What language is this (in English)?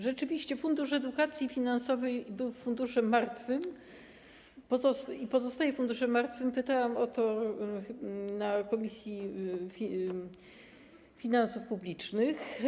Polish